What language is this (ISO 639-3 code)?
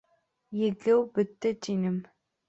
bak